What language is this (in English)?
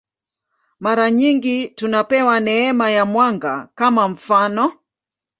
Swahili